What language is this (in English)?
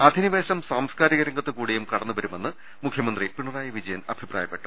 Malayalam